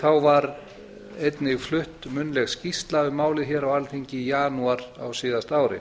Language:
Icelandic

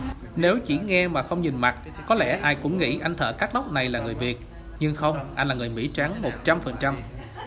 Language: Vietnamese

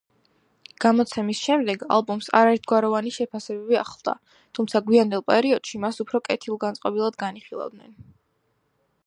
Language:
Georgian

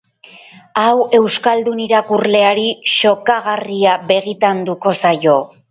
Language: Basque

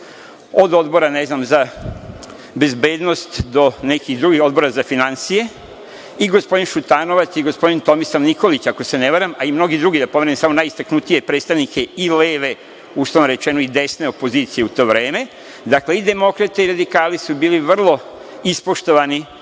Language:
Serbian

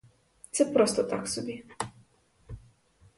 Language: Ukrainian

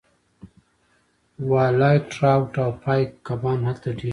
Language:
Pashto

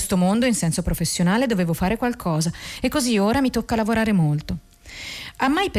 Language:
Italian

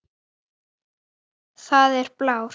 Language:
Icelandic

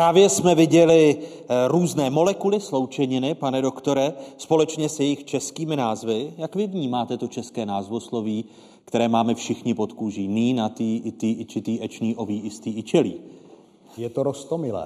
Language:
Czech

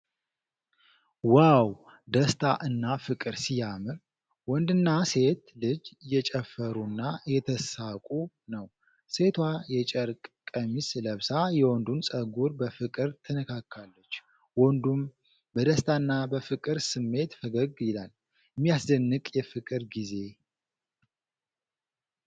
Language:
Amharic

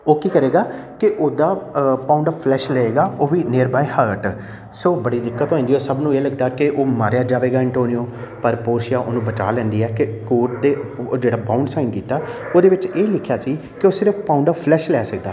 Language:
Punjabi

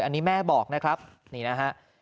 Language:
Thai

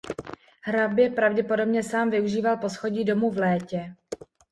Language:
Czech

